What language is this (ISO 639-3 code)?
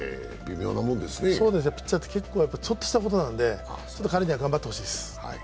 jpn